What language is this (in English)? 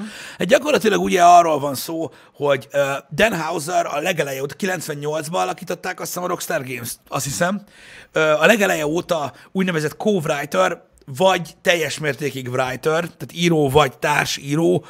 Hungarian